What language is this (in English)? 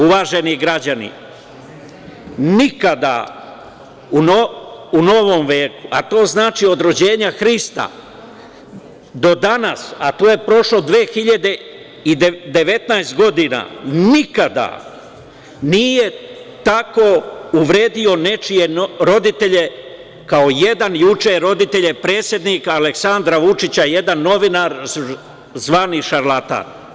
Serbian